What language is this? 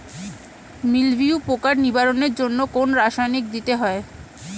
Bangla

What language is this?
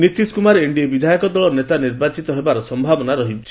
Odia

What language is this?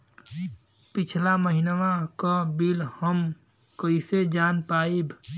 Bhojpuri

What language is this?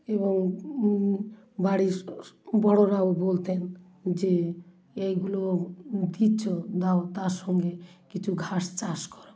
Bangla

